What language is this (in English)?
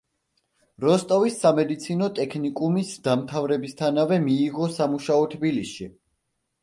Georgian